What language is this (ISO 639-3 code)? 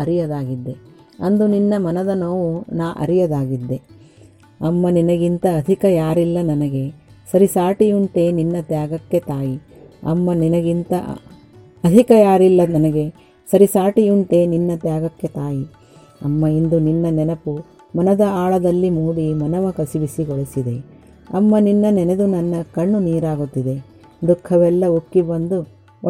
kan